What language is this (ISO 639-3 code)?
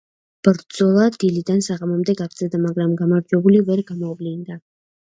kat